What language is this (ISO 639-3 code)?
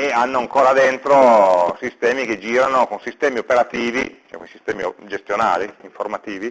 ita